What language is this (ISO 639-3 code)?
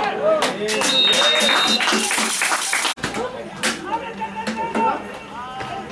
spa